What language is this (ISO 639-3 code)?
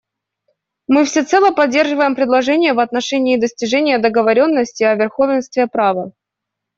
rus